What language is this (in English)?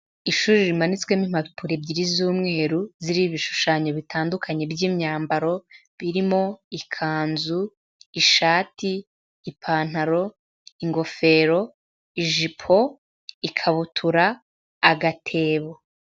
Kinyarwanda